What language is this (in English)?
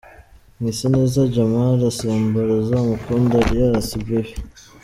Kinyarwanda